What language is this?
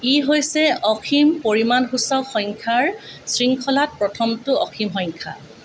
Assamese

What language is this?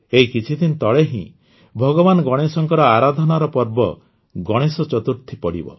Odia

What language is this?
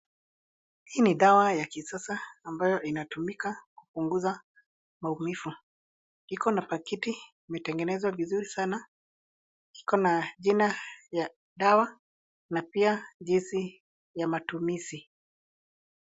Swahili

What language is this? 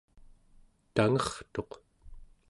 Central Yupik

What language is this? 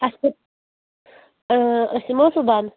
Kashmiri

